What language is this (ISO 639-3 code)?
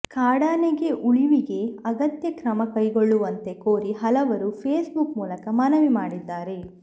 kan